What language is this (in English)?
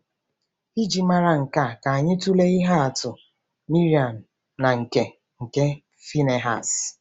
Igbo